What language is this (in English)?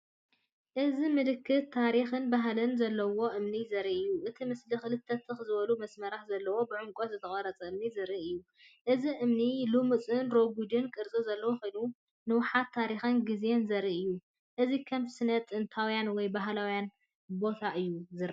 Tigrinya